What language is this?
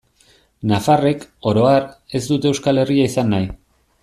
Basque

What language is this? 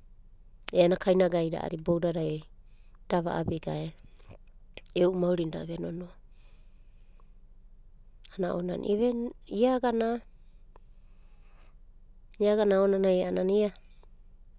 Abadi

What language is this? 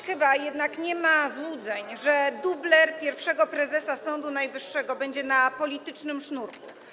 Polish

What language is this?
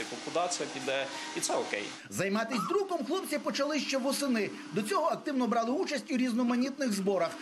Ukrainian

